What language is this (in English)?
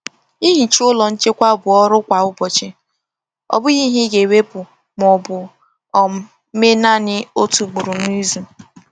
Igbo